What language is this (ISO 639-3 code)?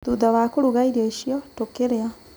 kik